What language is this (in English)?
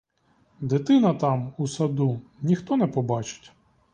Ukrainian